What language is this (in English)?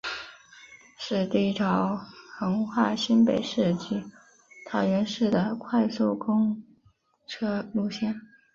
Chinese